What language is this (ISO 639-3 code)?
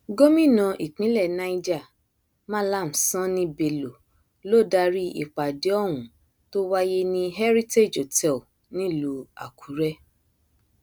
yor